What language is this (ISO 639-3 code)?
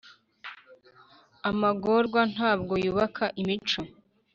kin